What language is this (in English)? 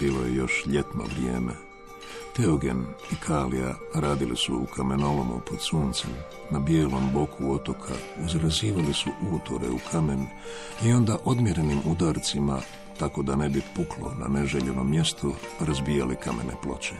Croatian